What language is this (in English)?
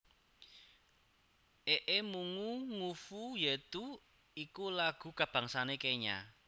Javanese